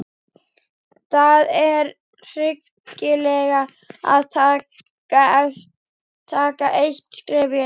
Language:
Icelandic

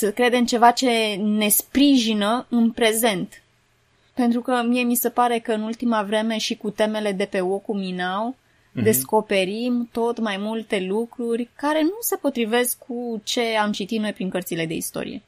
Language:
Romanian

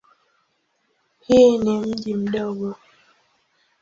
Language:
Swahili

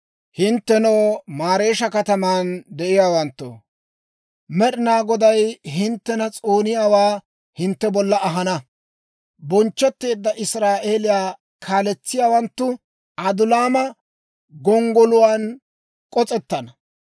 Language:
Dawro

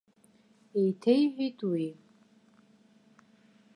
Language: Abkhazian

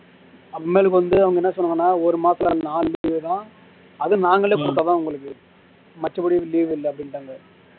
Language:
Tamil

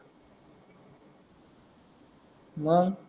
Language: Marathi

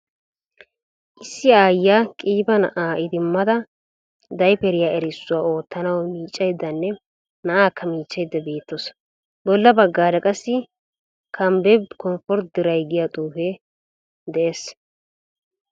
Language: Wolaytta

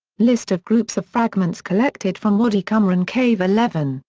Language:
English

